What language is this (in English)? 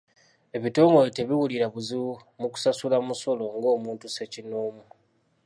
Ganda